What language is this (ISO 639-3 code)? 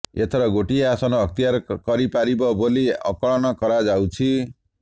ori